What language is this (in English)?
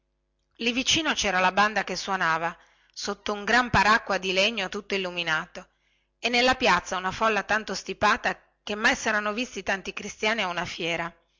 Italian